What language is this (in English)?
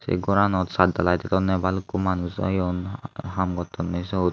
Chakma